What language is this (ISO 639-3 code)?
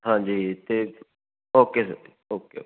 pan